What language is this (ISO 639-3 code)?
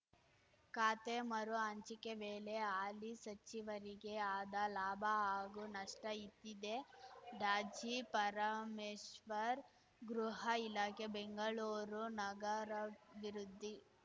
kan